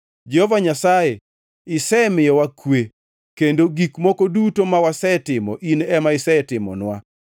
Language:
Luo (Kenya and Tanzania)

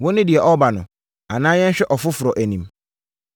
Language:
Akan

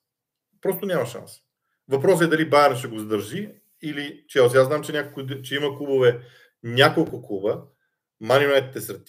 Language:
Bulgarian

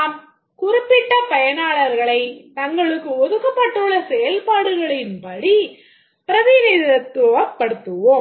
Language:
Tamil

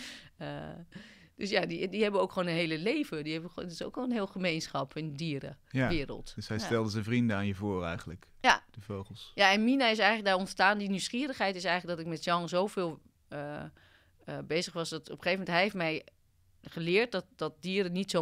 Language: Dutch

